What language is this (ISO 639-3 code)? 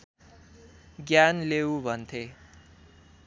nep